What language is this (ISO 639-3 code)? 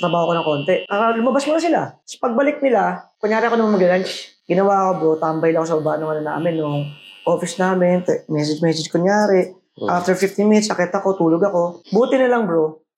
fil